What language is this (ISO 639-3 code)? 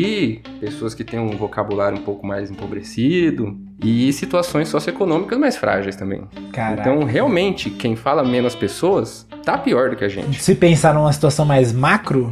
por